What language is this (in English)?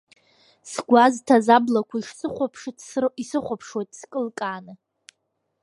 Abkhazian